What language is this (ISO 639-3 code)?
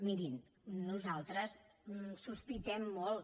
cat